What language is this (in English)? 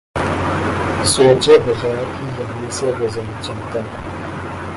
Urdu